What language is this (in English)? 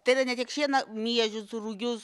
Lithuanian